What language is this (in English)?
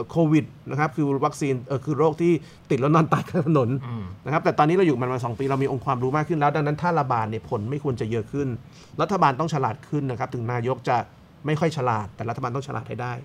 Thai